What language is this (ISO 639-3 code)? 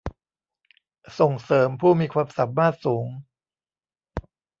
tha